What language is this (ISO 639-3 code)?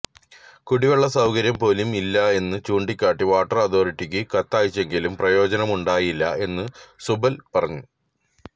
mal